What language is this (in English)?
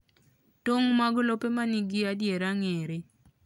Luo (Kenya and Tanzania)